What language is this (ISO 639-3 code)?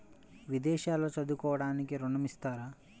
tel